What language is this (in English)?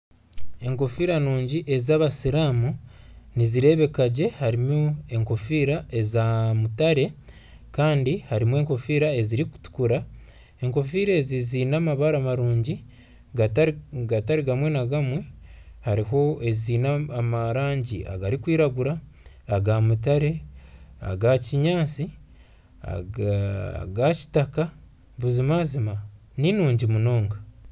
Nyankole